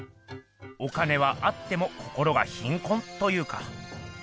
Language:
Japanese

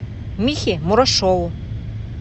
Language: Russian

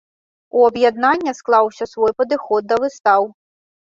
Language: Belarusian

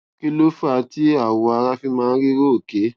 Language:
Yoruba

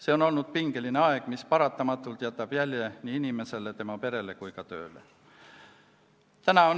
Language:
Estonian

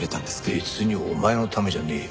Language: Japanese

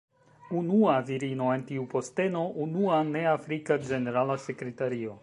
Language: Esperanto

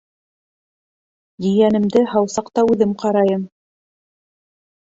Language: Bashkir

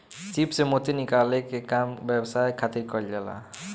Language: Bhojpuri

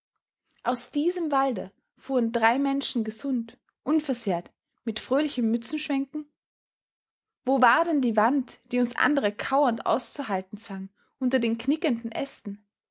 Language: German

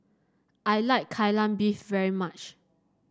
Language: English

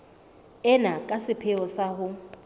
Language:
Southern Sotho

